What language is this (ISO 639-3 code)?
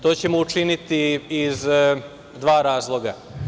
srp